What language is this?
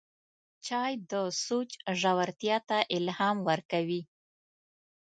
Pashto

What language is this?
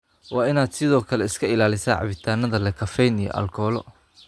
Somali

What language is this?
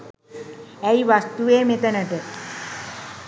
Sinhala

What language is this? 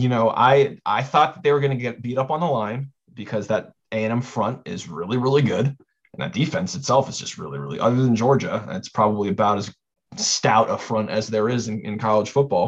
English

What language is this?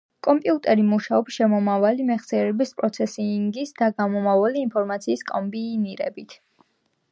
Georgian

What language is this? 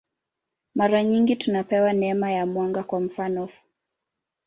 Swahili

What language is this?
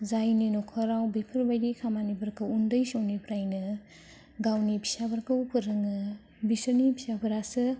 Bodo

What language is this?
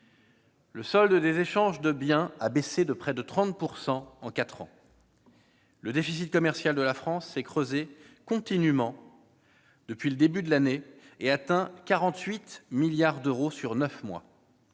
French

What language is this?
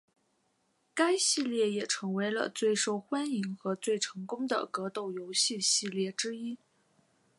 Chinese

